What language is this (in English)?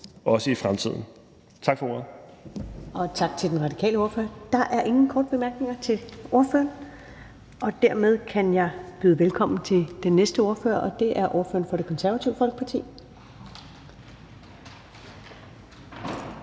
Danish